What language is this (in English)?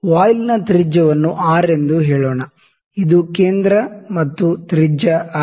Kannada